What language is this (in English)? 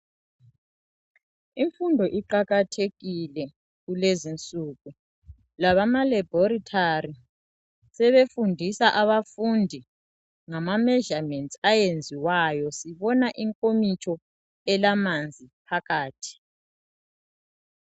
North Ndebele